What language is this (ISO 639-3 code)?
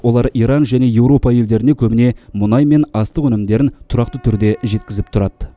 kaz